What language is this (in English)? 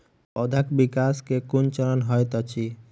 Maithili